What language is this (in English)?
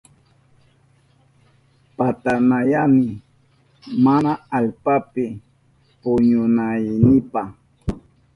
Southern Pastaza Quechua